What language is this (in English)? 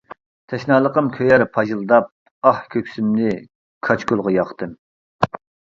Uyghur